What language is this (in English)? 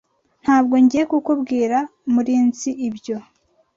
Kinyarwanda